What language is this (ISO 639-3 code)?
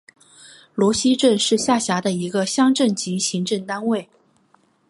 zho